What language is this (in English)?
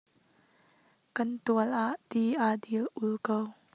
Hakha Chin